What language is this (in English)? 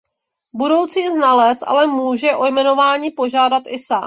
Czech